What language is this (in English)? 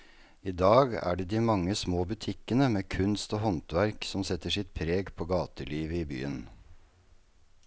Norwegian